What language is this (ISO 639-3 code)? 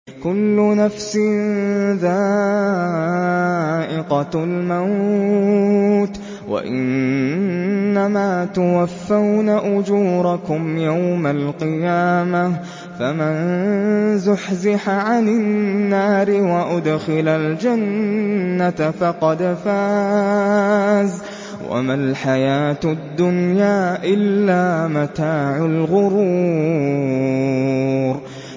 ara